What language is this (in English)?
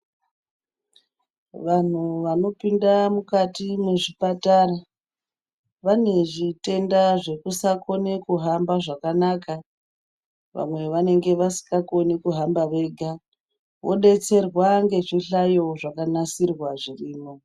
Ndau